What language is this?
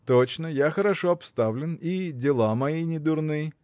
Russian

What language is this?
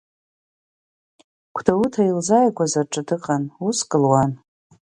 Abkhazian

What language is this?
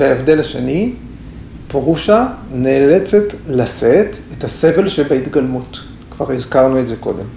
Hebrew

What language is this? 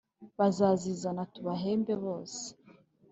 Kinyarwanda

